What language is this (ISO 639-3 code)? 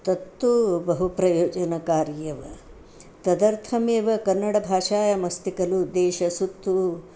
san